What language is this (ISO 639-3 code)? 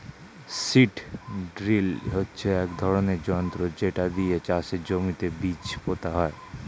ben